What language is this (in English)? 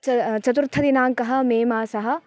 Sanskrit